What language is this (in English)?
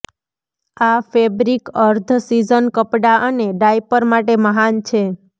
Gujarati